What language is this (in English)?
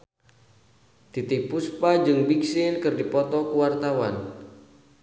Sundanese